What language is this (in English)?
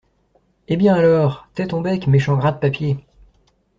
French